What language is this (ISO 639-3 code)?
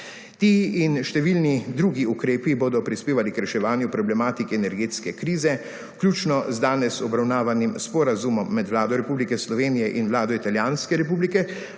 slv